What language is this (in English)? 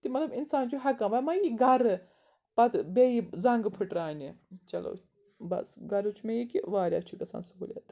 Kashmiri